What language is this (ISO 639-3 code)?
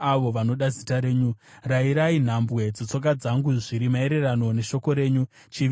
sna